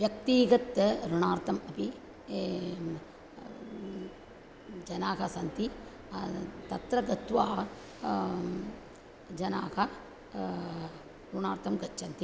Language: Sanskrit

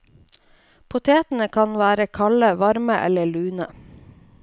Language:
Norwegian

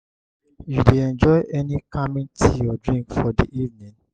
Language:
Nigerian Pidgin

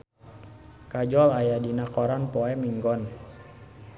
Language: Sundanese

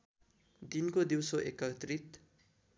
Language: Nepali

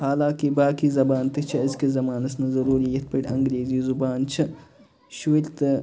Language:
Kashmiri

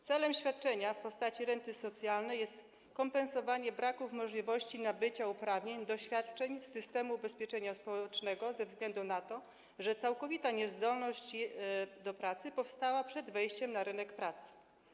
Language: Polish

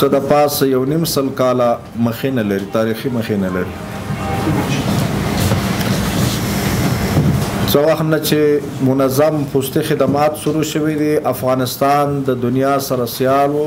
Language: Persian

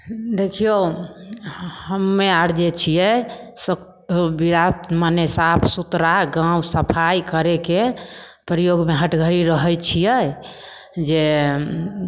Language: Maithili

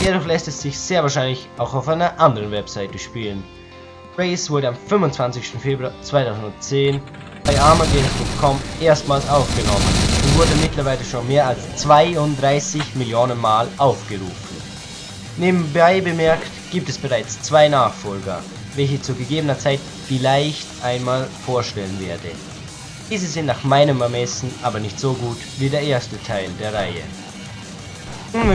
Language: German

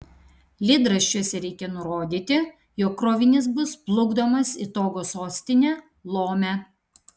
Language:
Lithuanian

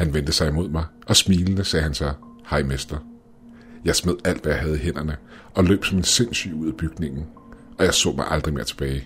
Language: Danish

